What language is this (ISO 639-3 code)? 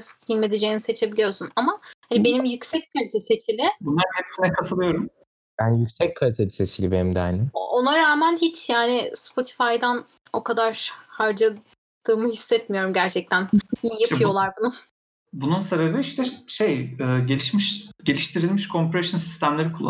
tur